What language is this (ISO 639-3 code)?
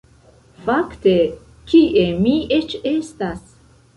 epo